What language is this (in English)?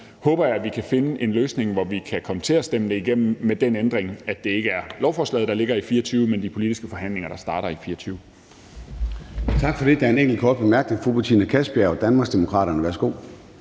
Danish